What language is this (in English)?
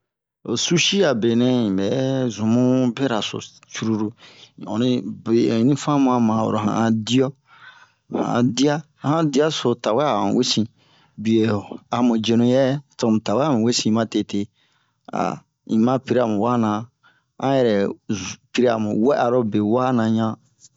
Bomu